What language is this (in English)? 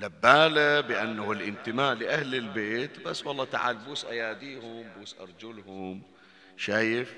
Arabic